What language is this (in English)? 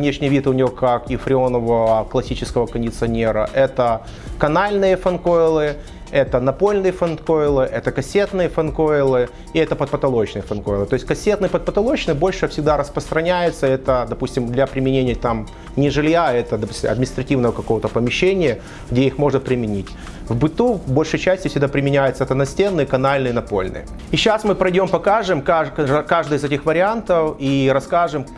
Russian